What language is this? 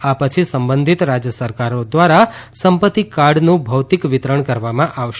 Gujarati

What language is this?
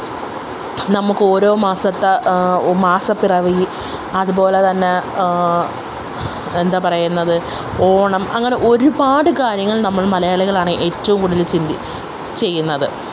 Malayalam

